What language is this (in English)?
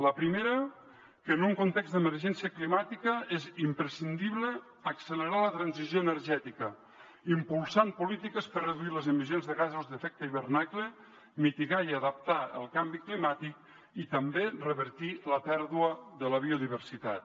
Catalan